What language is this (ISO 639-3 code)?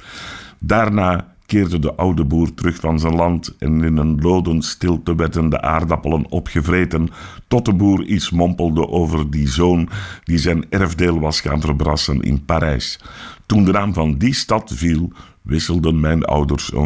nld